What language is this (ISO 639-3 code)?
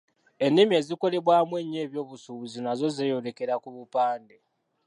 lug